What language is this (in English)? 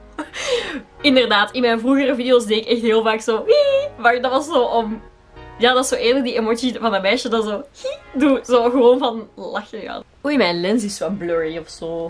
Dutch